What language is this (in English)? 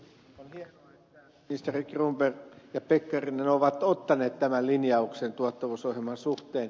Finnish